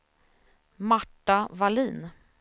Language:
Swedish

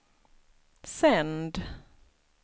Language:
Swedish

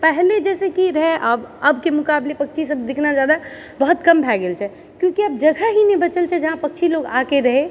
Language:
Maithili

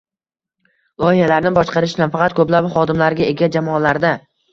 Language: Uzbek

